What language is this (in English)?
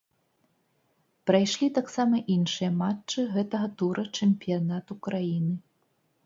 Belarusian